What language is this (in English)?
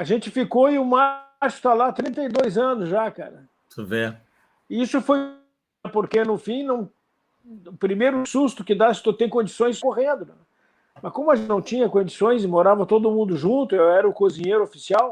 Portuguese